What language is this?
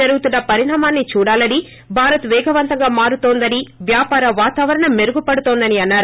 Telugu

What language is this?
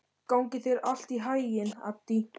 Icelandic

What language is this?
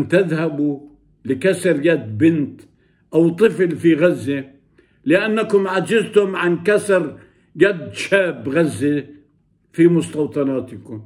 Arabic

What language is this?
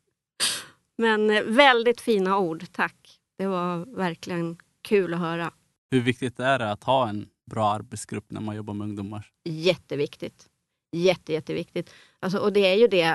Swedish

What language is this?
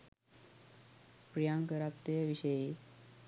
Sinhala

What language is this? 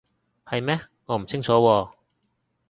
Cantonese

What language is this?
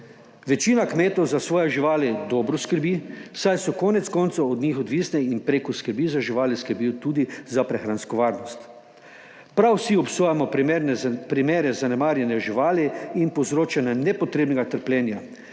Slovenian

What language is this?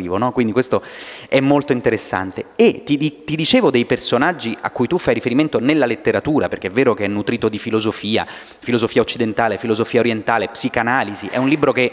Italian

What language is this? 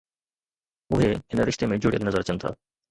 Sindhi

